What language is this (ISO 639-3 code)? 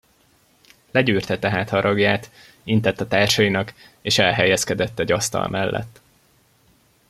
hun